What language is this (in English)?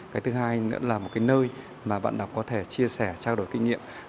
Vietnamese